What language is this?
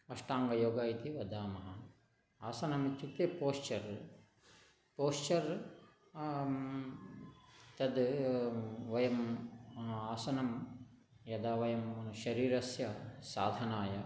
Sanskrit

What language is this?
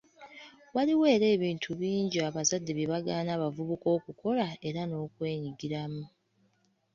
Ganda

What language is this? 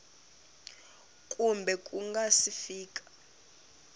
Tsonga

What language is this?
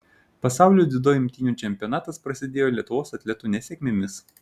Lithuanian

